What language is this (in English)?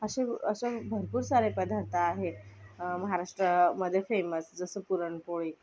Marathi